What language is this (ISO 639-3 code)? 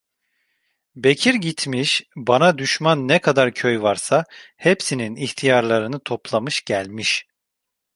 tur